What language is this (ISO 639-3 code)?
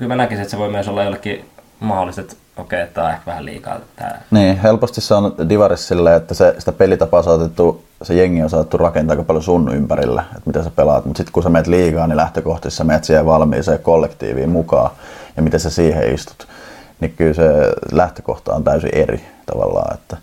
fin